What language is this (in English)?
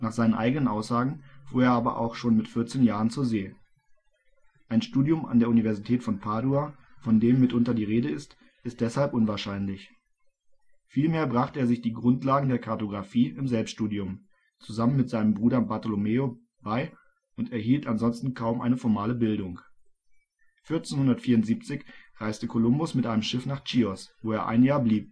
German